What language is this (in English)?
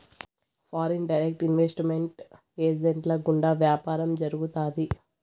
Telugu